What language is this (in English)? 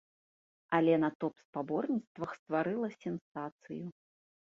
Belarusian